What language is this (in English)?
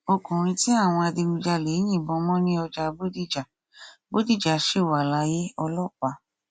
Yoruba